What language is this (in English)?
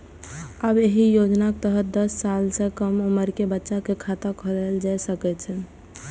Maithili